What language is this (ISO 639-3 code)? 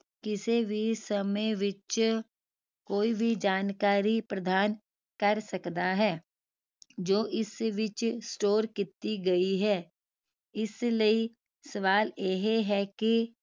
pan